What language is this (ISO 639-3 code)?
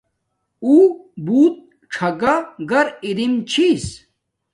dmk